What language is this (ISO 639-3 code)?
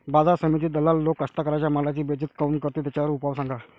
mar